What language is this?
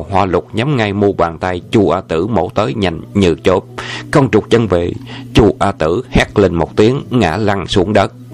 Vietnamese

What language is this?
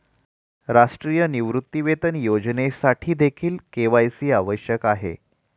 Marathi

